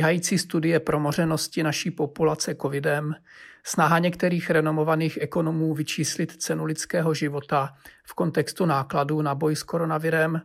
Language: Czech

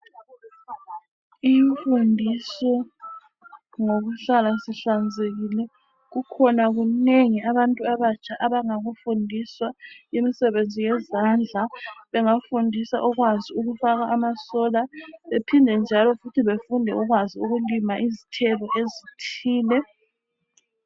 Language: North Ndebele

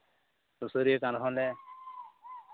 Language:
Santali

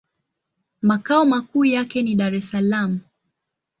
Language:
Swahili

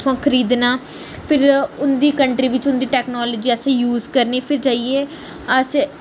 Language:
Dogri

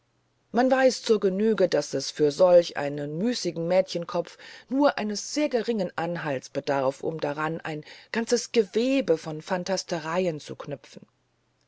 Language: German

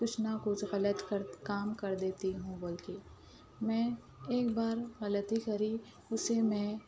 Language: Urdu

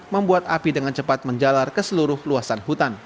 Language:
Indonesian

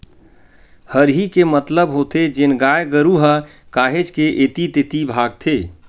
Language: Chhattisgarhi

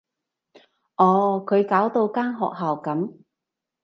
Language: Cantonese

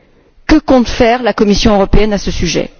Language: French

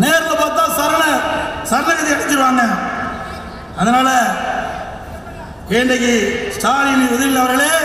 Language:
Tamil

